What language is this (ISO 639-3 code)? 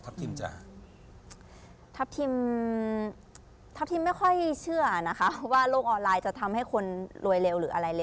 tha